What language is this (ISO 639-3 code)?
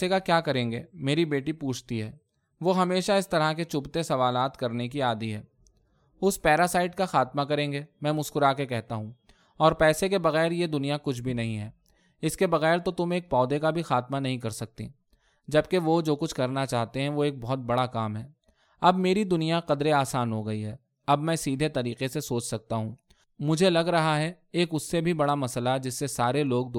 urd